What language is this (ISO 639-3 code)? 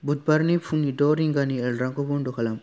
brx